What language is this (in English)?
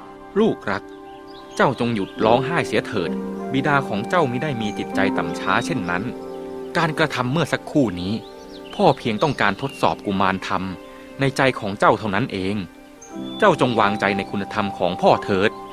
Thai